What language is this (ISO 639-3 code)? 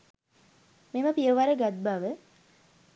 sin